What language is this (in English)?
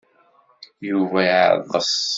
Kabyle